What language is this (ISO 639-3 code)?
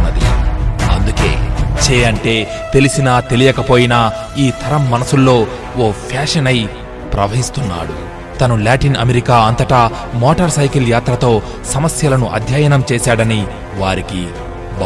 tel